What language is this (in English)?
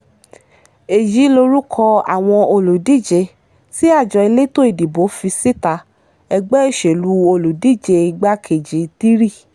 Yoruba